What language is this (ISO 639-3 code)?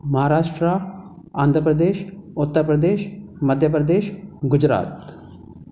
snd